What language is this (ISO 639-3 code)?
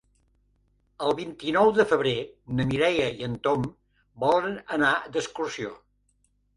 cat